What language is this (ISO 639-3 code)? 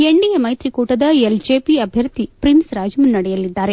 kan